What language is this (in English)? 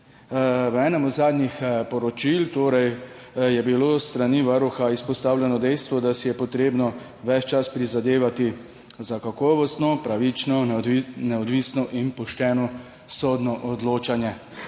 Slovenian